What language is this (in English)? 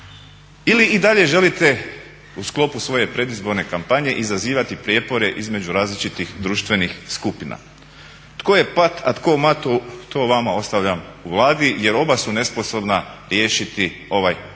Croatian